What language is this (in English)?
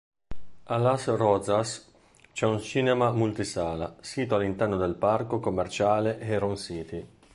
Italian